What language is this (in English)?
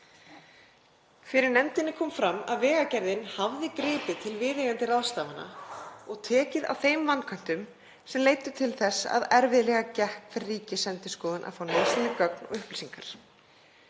Icelandic